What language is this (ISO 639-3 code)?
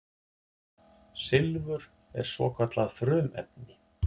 isl